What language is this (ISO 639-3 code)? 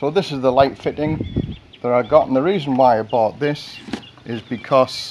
eng